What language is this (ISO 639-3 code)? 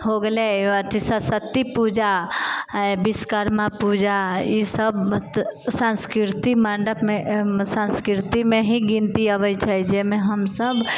mai